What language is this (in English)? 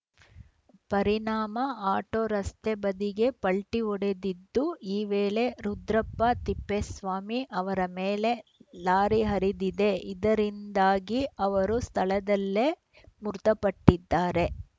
Kannada